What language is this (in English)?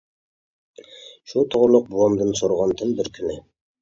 Uyghur